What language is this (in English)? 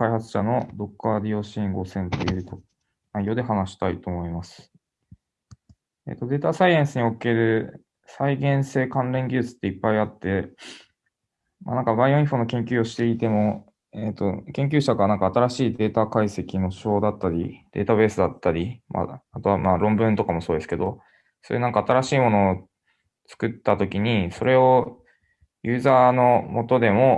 Japanese